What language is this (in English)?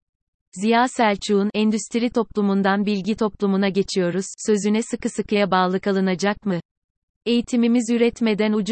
Turkish